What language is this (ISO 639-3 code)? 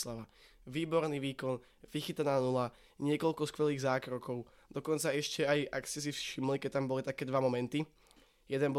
slk